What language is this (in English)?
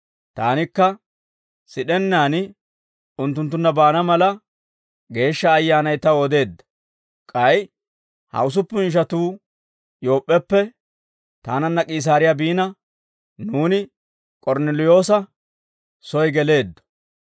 Dawro